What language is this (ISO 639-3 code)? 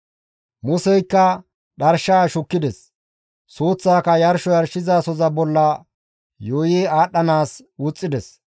gmv